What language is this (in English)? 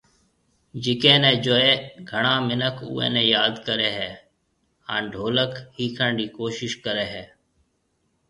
Marwari (Pakistan)